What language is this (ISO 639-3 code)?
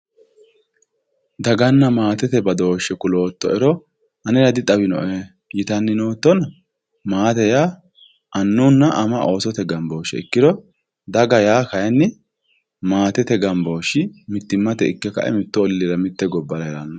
sid